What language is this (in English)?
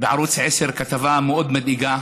Hebrew